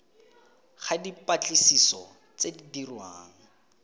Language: Tswana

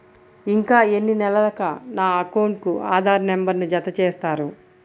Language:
Telugu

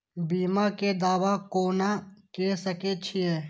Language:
Maithili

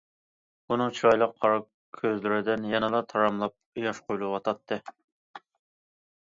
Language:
Uyghur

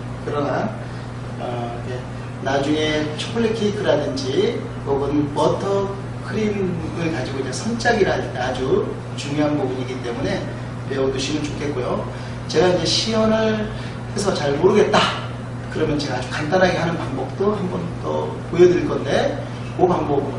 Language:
Korean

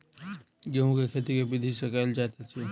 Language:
Maithili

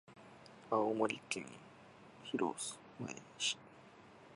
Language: Japanese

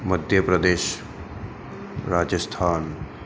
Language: Gujarati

